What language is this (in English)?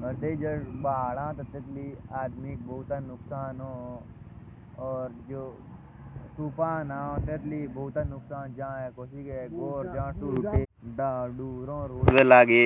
Jaunsari